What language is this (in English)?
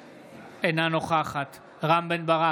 Hebrew